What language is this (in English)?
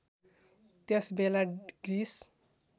Nepali